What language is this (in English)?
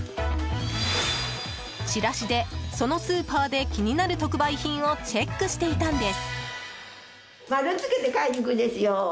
Japanese